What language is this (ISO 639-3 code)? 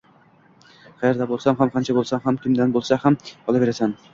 uzb